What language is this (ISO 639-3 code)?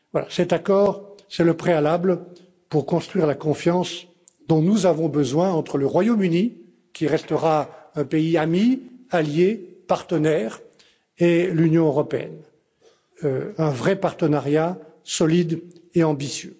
fra